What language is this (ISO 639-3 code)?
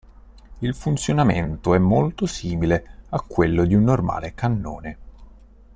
ita